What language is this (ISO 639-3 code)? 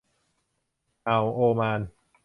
tha